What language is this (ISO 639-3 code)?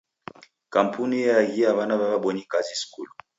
dav